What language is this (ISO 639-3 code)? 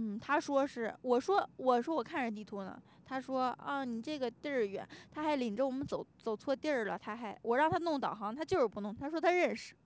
zho